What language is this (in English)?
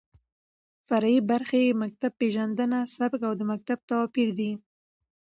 Pashto